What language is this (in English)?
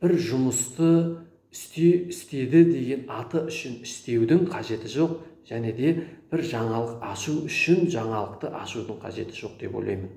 Turkish